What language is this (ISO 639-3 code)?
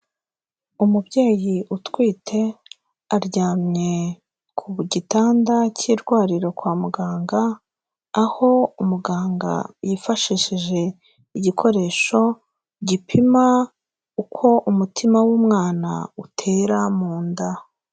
kin